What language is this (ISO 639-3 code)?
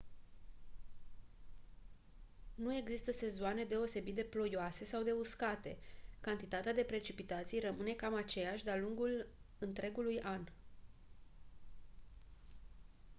ron